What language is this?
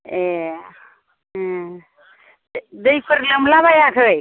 Bodo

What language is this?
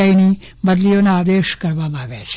Gujarati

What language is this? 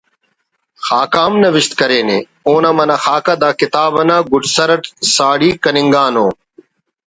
Brahui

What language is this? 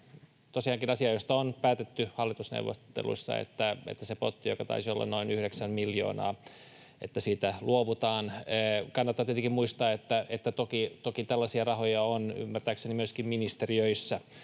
Finnish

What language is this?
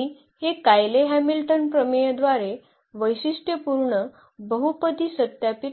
Marathi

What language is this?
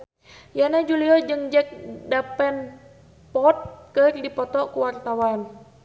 Sundanese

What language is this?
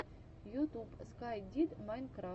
Russian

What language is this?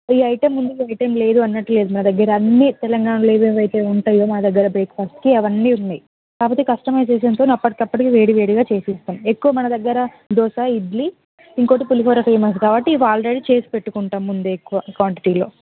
Telugu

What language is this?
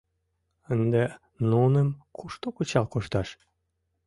Mari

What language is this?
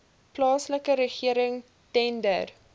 Afrikaans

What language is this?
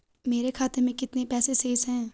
Hindi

